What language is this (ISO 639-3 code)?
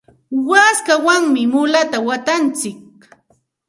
qxt